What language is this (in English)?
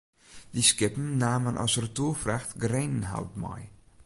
Western Frisian